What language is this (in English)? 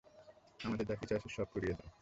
Bangla